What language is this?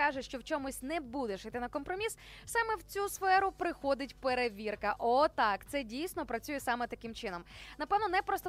Ukrainian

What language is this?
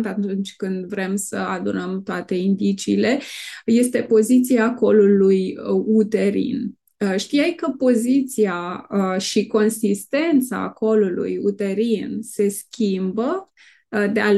Romanian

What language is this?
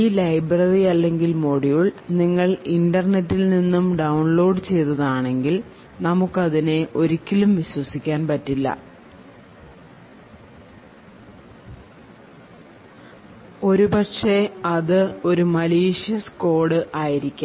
Malayalam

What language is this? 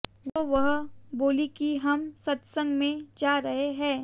Hindi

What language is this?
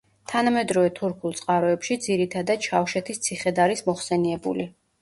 Georgian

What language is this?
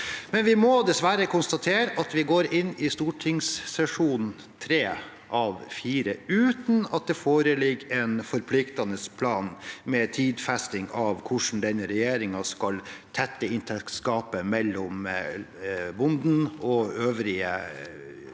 Norwegian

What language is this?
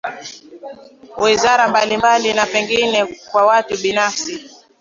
Swahili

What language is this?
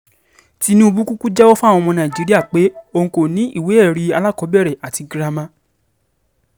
Yoruba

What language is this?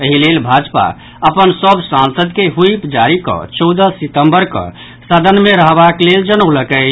Maithili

